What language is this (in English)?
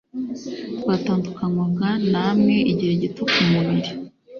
Kinyarwanda